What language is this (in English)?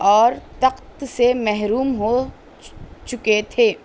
Urdu